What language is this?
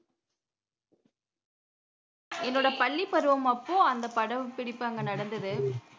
Tamil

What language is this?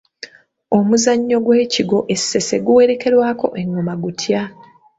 Ganda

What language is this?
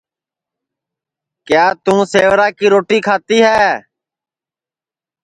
Sansi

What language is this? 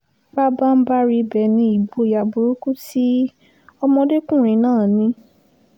Yoruba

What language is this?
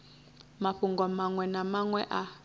Venda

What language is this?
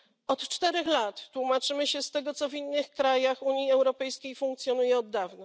Polish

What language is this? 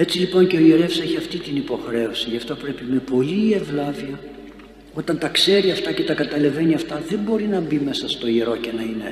Greek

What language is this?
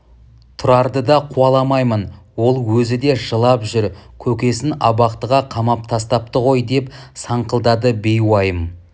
Kazakh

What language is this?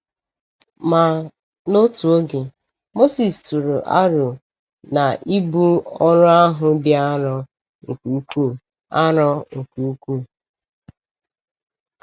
Igbo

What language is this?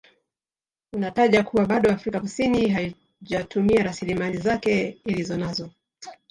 Swahili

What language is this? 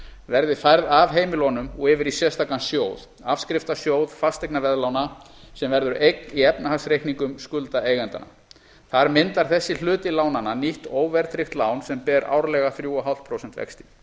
Icelandic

